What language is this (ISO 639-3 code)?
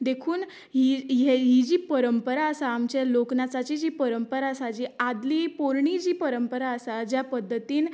kok